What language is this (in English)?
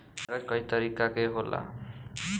Bhojpuri